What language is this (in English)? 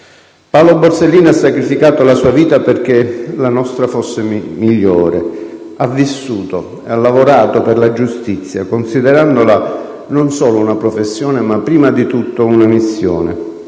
Italian